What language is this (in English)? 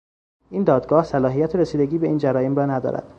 Persian